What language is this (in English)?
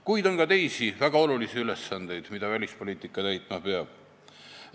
Estonian